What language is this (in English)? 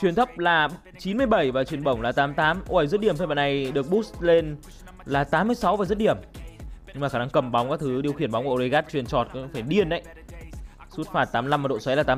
Vietnamese